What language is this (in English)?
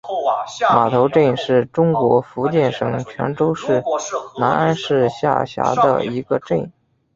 Chinese